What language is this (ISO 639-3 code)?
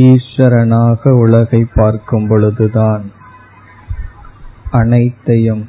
tam